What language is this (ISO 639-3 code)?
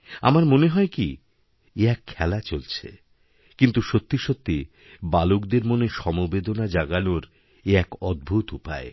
ben